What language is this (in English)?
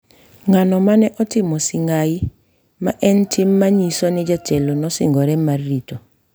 Luo (Kenya and Tanzania)